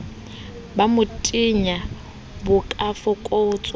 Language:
Southern Sotho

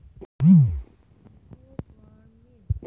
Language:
Bangla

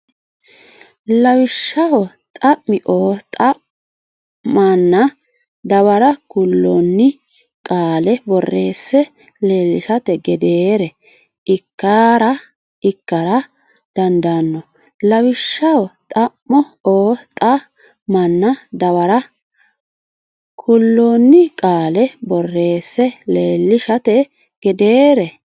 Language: Sidamo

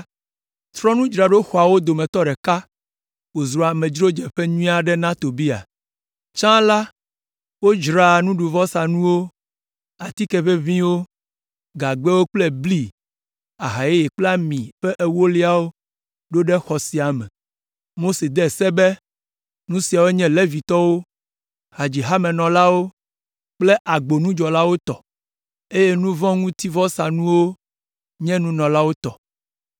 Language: Ewe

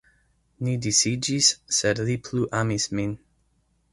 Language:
Esperanto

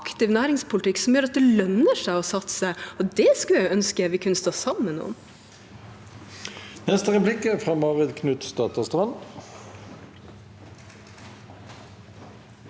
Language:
Norwegian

